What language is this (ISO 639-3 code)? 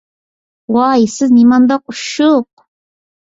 uig